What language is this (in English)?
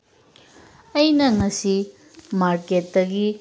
Manipuri